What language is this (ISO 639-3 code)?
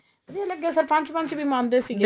pan